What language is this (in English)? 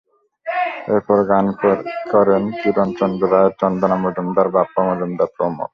Bangla